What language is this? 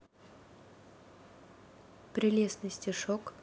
Russian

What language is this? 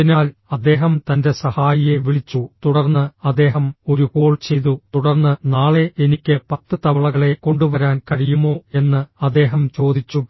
Malayalam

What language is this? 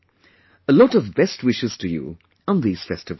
English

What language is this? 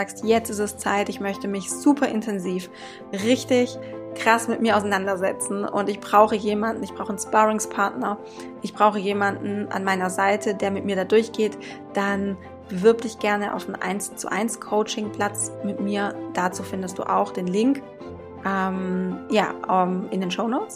German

